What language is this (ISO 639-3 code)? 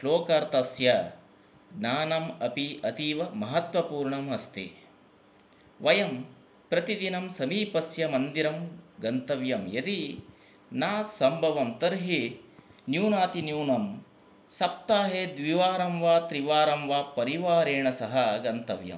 san